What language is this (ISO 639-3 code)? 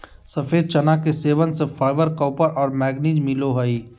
mag